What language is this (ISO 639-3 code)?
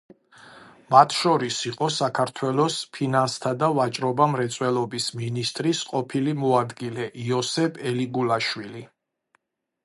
kat